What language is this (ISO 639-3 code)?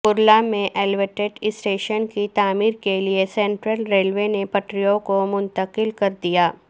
urd